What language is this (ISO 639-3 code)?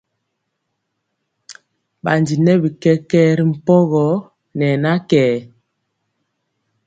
mcx